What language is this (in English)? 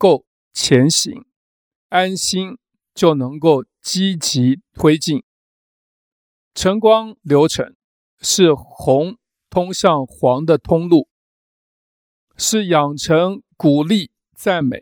Chinese